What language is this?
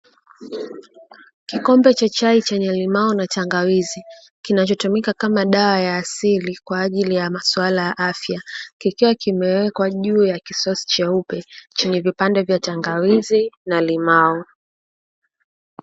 Swahili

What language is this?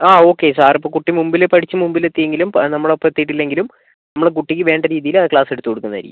Malayalam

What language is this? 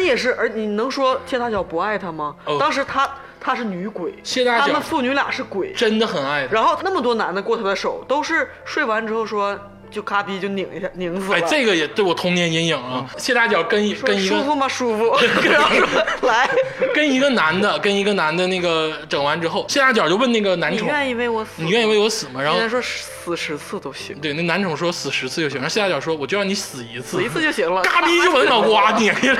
Chinese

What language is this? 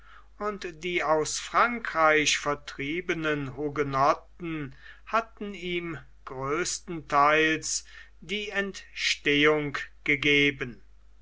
German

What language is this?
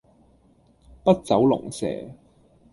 Cantonese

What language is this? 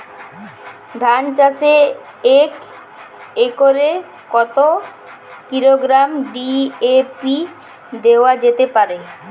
Bangla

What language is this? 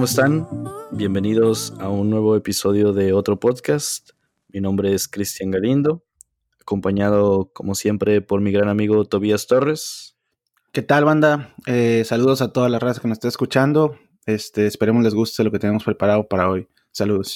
Spanish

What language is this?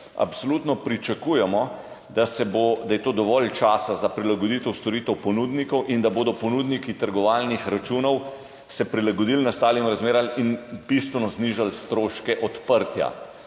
Slovenian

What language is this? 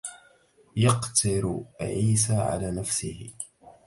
Arabic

